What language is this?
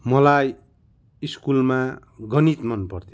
Nepali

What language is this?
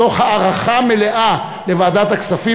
Hebrew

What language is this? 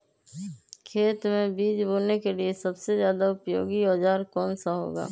Magahi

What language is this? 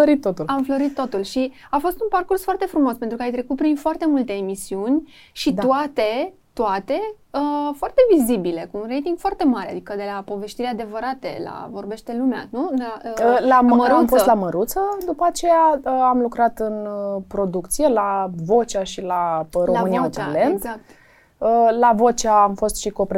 Romanian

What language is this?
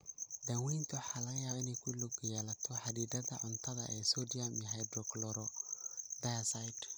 Somali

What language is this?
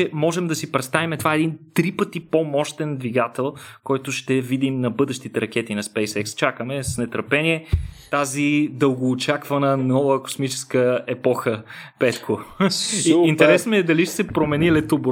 Bulgarian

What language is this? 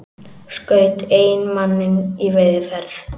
Icelandic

